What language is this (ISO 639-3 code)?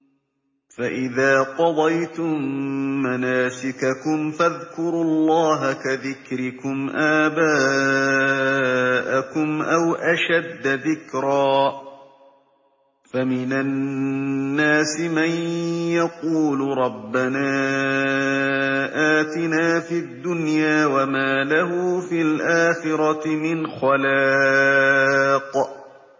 ara